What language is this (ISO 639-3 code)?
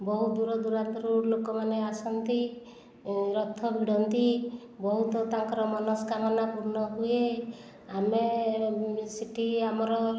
ori